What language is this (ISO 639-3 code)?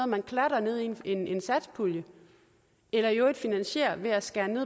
dan